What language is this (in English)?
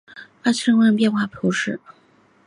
Chinese